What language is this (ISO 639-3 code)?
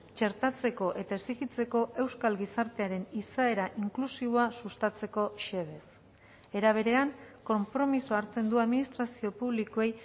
eus